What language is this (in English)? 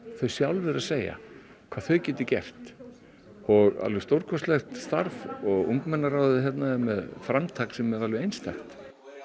Icelandic